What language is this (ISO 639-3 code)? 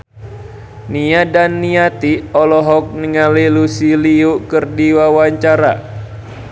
sun